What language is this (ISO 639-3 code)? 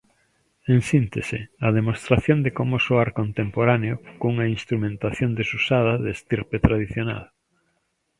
glg